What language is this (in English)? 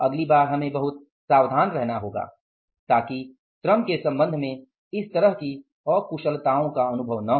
Hindi